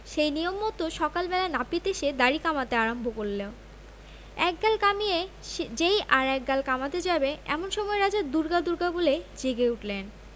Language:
Bangla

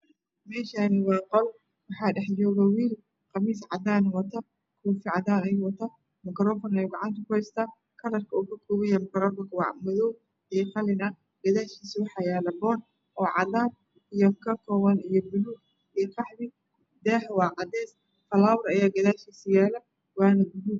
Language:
Somali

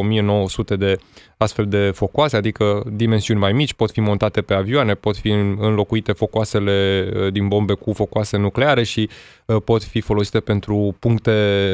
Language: Romanian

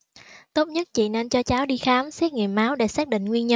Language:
Vietnamese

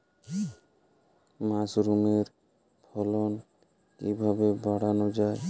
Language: Bangla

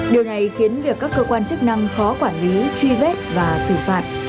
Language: Vietnamese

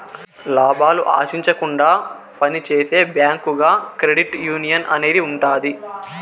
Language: Telugu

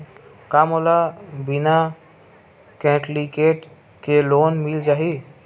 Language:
Chhattisgarhi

